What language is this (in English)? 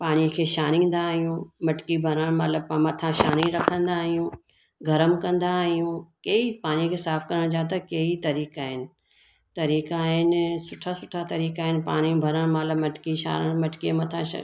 Sindhi